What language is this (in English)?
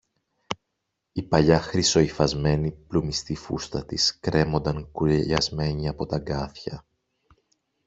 Greek